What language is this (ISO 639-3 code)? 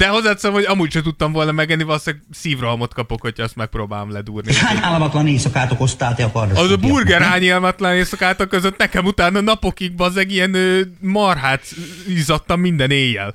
hun